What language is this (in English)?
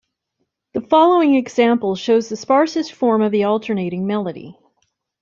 English